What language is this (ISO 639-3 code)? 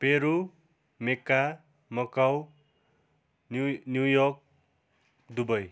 nep